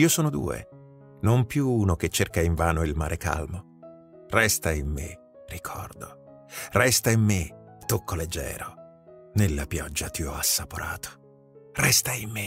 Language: Italian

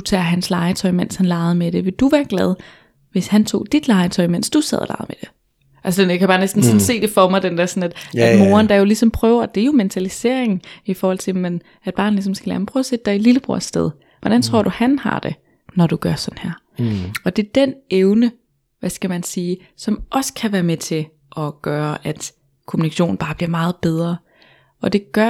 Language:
Danish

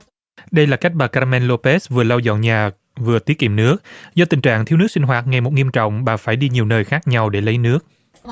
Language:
Vietnamese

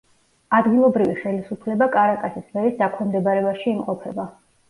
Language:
Georgian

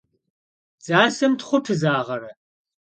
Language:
Kabardian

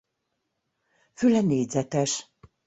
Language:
Hungarian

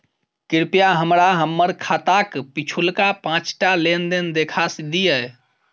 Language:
Maithili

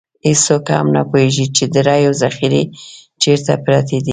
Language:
Pashto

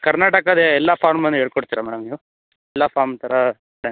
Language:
Kannada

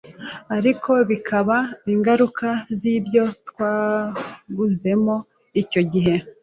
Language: Kinyarwanda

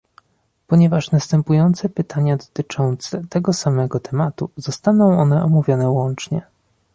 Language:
Polish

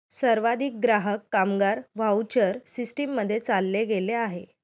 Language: Marathi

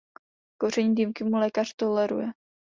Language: Czech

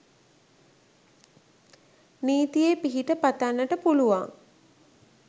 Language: Sinhala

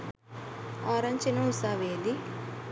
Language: Sinhala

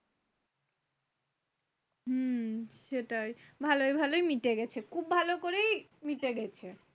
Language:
Bangla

